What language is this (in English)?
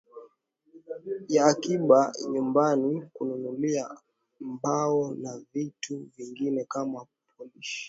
Swahili